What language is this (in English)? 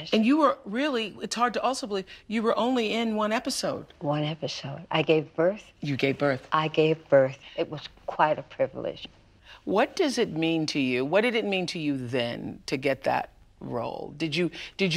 English